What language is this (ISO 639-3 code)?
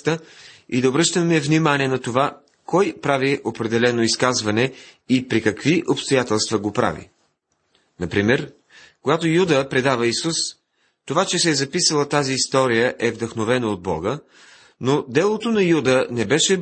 bul